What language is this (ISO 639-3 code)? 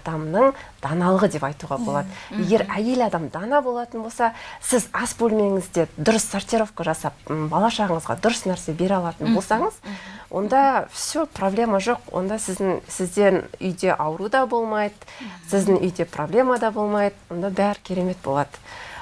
rus